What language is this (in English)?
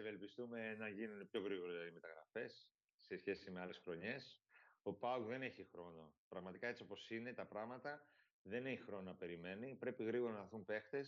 Greek